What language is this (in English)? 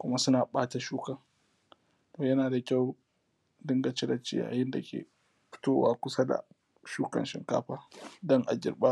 Hausa